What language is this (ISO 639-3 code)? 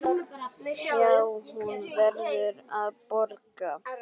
isl